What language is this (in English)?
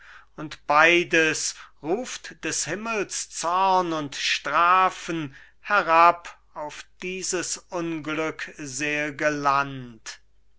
German